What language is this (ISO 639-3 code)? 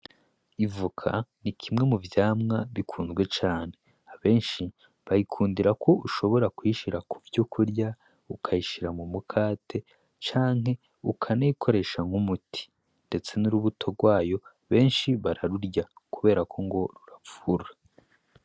run